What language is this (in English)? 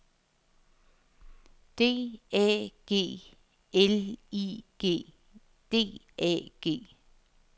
Danish